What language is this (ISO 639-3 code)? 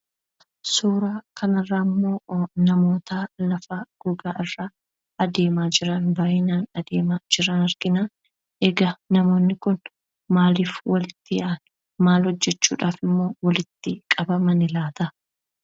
orm